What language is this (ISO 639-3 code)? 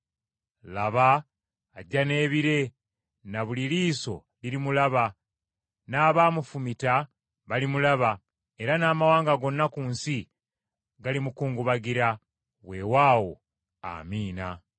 lug